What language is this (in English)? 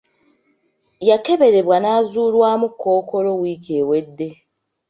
Ganda